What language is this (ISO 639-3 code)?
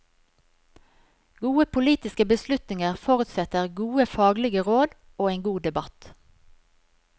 nor